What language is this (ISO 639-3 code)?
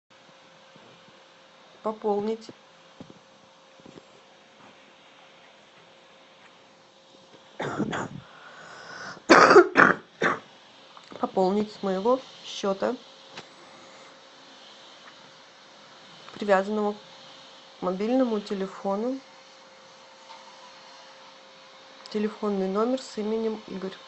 rus